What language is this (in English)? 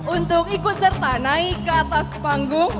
Indonesian